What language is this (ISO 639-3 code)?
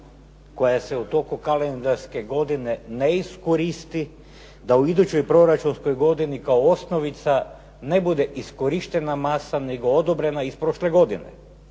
hrv